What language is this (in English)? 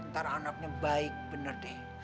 Indonesian